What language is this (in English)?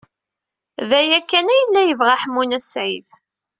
Kabyle